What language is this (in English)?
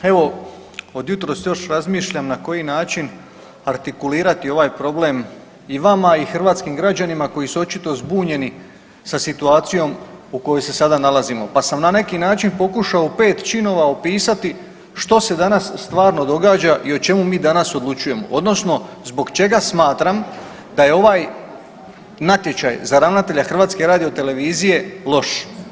Croatian